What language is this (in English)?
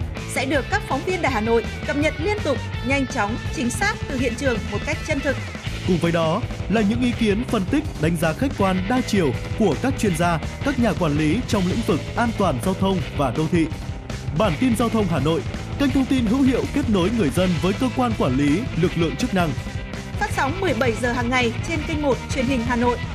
Vietnamese